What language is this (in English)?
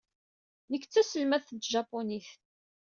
Kabyle